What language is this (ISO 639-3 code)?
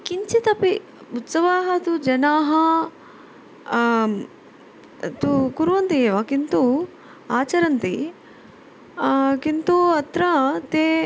san